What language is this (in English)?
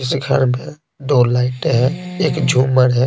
Hindi